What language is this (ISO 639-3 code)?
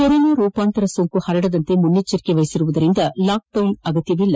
kan